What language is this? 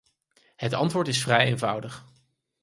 Dutch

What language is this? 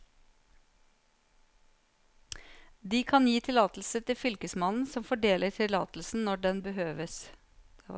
Norwegian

